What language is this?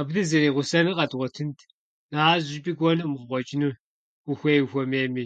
Kabardian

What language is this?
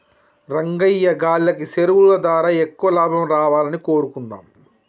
Telugu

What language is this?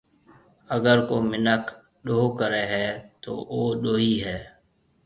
Marwari (Pakistan)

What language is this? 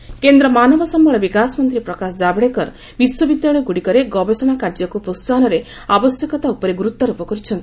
Odia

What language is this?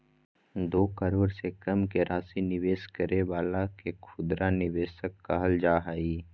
Magahi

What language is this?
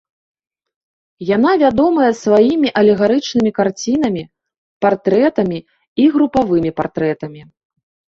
Belarusian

